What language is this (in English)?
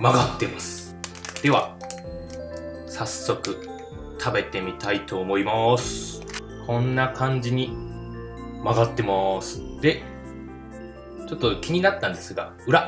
Japanese